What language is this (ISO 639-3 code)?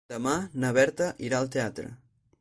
cat